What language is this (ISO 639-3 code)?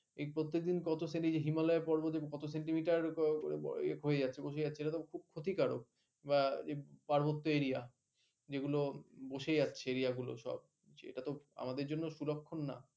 ben